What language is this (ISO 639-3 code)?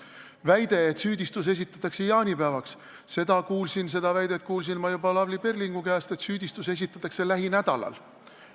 est